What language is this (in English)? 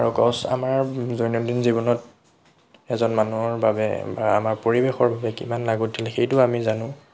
Assamese